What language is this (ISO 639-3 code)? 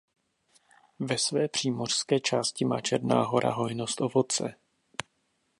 ces